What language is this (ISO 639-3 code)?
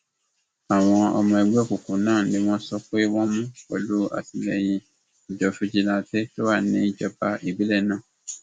yor